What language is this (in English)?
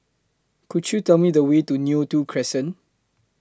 English